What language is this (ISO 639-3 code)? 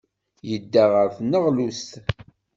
kab